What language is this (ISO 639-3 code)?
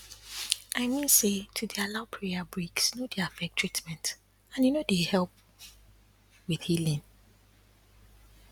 pcm